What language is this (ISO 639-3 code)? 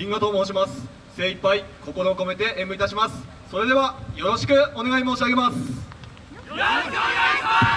jpn